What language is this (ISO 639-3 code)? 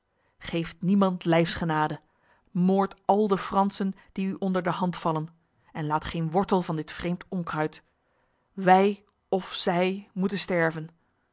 nld